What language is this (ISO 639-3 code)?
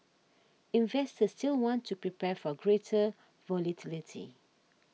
eng